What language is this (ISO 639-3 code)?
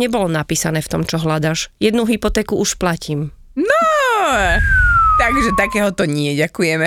slk